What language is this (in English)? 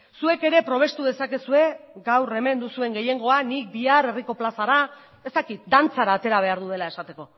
Basque